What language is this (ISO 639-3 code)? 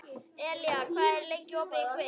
isl